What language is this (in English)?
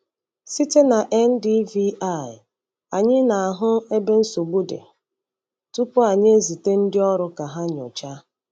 Igbo